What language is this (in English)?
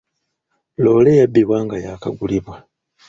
Ganda